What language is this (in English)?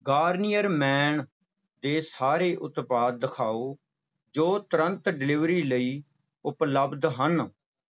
Punjabi